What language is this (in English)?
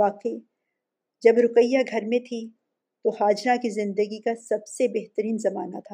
Urdu